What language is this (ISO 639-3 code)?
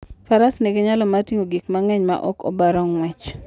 luo